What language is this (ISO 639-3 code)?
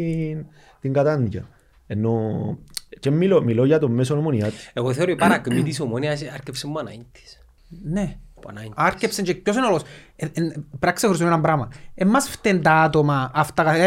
ell